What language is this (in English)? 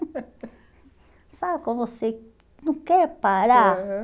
Portuguese